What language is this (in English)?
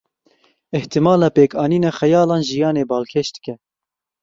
Kurdish